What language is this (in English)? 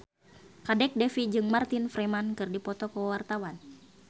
Sundanese